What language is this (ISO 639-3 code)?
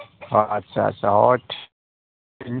sat